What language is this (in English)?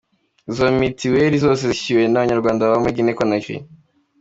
Kinyarwanda